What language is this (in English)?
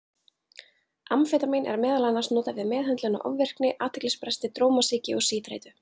Icelandic